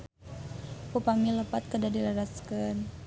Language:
Sundanese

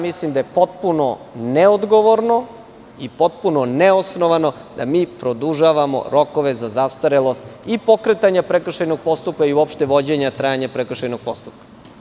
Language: Serbian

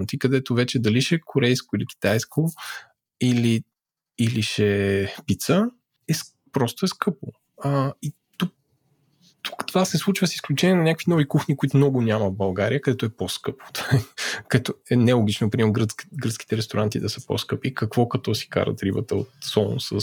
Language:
Bulgarian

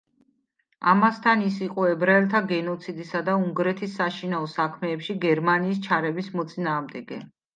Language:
Georgian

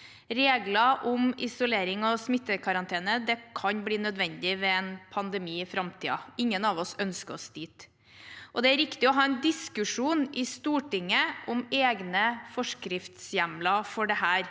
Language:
Norwegian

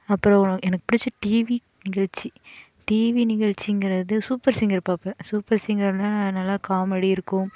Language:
Tamil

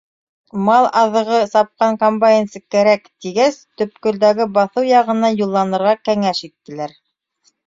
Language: Bashkir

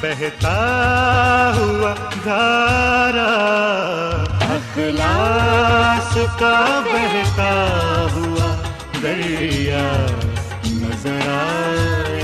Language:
Urdu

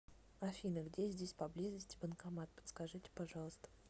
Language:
Russian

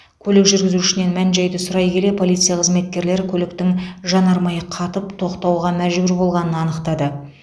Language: Kazakh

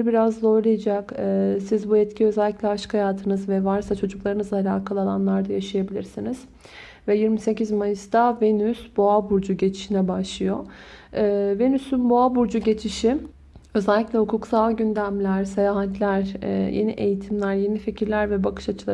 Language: Turkish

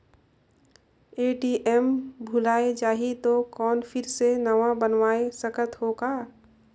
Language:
Chhattisgarhi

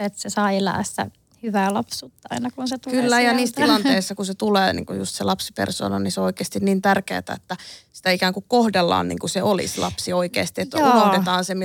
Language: Finnish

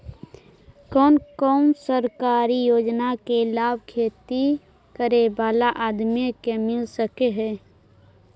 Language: Magahi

